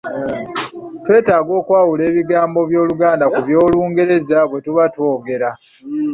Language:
Ganda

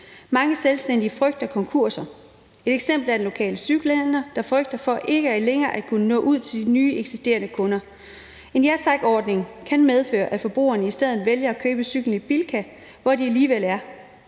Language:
Danish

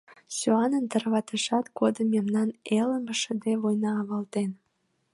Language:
Mari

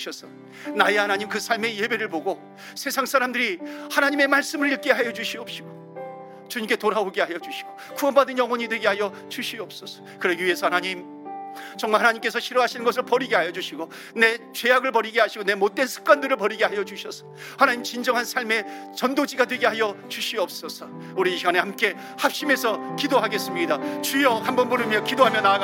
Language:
Korean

